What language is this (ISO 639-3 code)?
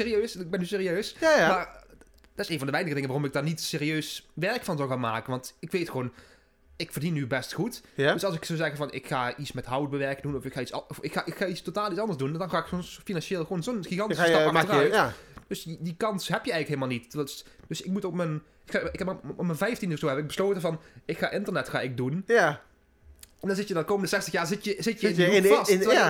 nld